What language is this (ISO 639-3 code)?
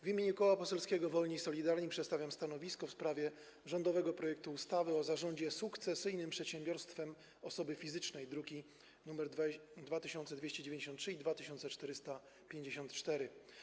pol